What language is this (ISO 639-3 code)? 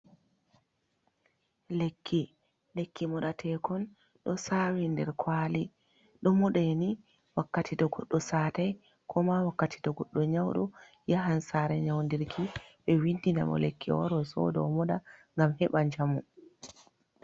ful